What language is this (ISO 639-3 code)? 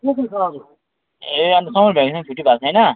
nep